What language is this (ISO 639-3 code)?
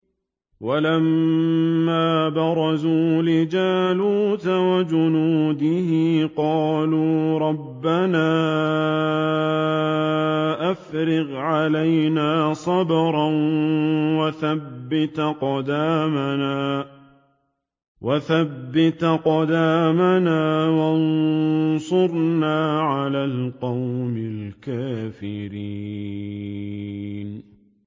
ara